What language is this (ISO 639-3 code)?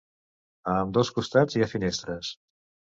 cat